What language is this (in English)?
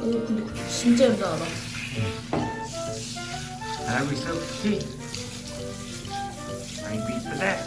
Korean